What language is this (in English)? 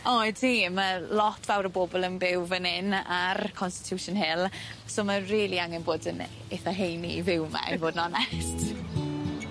Welsh